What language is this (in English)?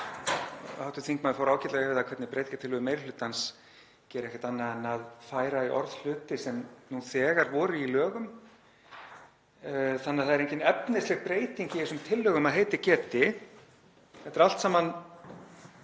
Icelandic